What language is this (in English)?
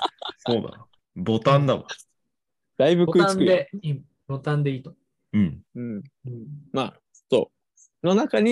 Japanese